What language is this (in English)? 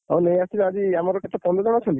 Odia